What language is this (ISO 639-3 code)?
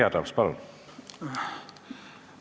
est